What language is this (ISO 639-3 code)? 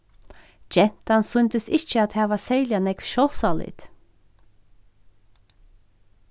fao